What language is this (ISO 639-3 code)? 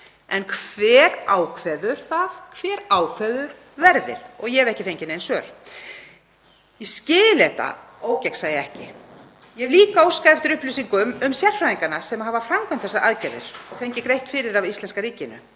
isl